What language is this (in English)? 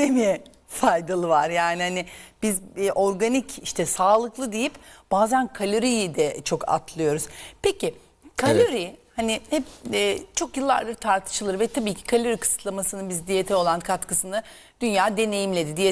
Turkish